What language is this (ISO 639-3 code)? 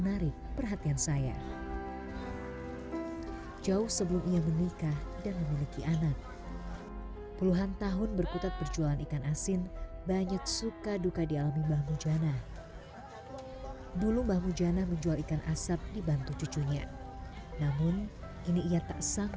ind